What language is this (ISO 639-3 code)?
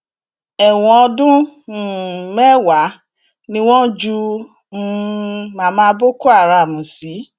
yor